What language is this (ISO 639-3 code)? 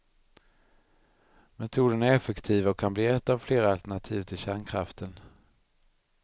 swe